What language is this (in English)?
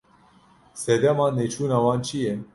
Kurdish